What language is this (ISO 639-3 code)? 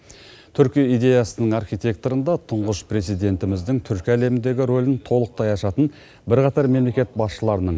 kaz